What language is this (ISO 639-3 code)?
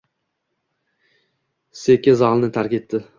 uzb